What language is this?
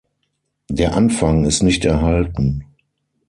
German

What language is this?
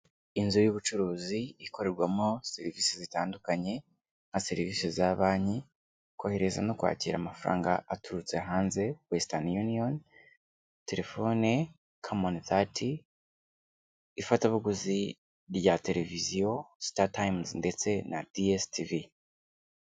Kinyarwanda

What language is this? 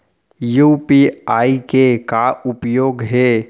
Chhattisgarhi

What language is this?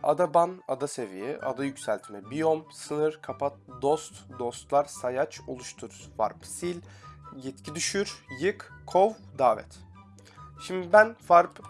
Turkish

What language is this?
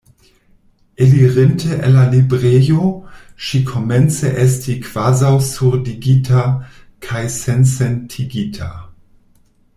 Esperanto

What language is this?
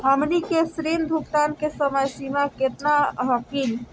Magahi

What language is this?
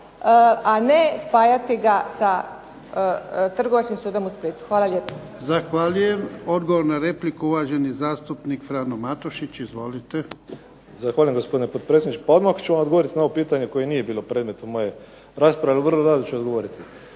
Croatian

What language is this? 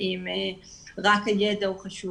Hebrew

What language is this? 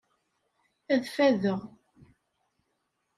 Kabyle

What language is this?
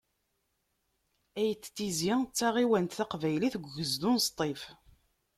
Kabyle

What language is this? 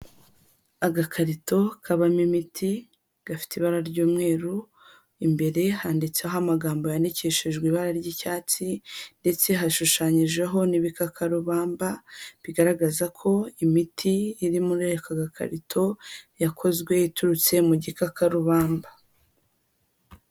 Kinyarwanda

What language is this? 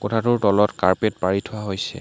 Assamese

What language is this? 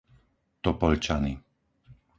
Slovak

